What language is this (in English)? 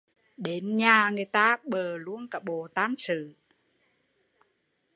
Vietnamese